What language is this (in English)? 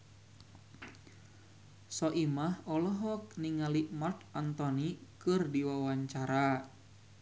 Sundanese